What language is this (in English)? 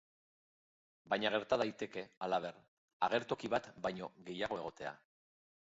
Basque